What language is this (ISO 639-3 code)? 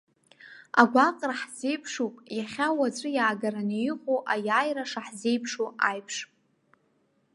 abk